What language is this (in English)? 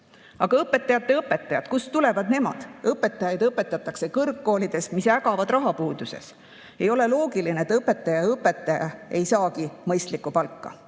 Estonian